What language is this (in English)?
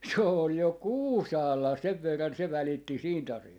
Finnish